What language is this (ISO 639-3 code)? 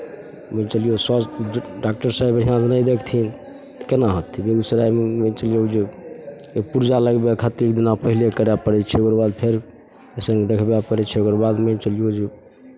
mai